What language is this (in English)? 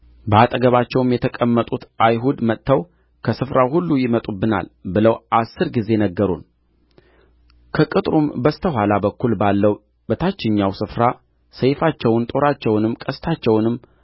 Amharic